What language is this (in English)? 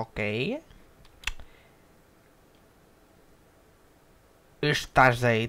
Portuguese